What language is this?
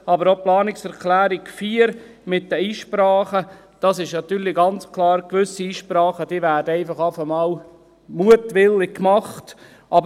Swiss German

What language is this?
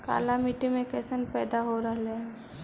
Magahi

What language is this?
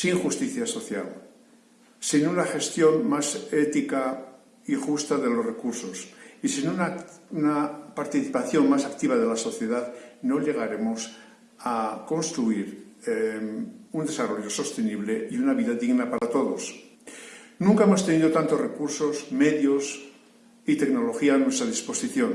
Spanish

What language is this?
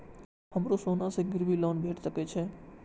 Maithili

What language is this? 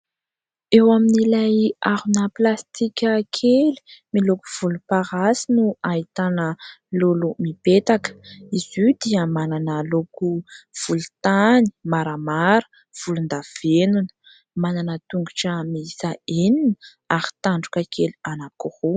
Malagasy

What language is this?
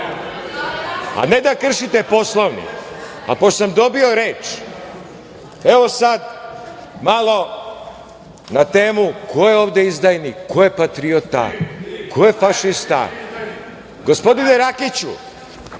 Serbian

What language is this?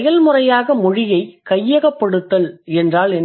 Tamil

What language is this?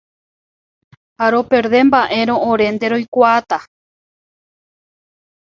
Guarani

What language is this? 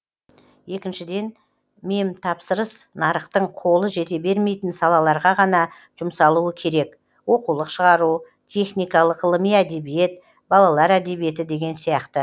Kazakh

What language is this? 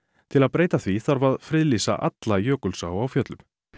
Icelandic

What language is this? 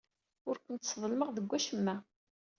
Kabyle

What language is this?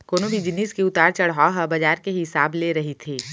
Chhattisgarhi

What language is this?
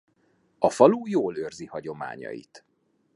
Hungarian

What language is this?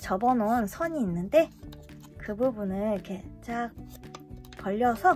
Korean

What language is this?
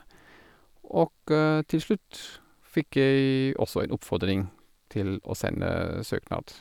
Norwegian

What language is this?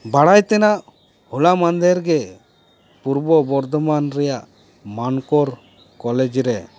Santali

